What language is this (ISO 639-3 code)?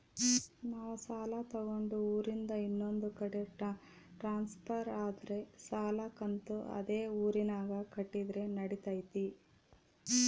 kan